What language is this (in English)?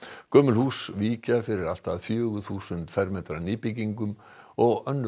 Icelandic